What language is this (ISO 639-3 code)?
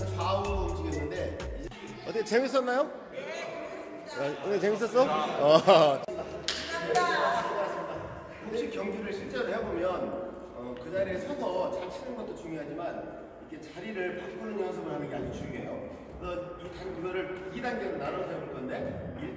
kor